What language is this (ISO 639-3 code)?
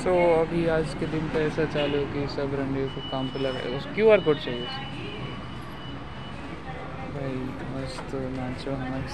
mar